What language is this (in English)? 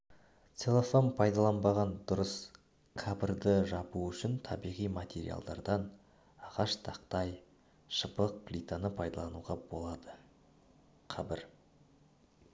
Kazakh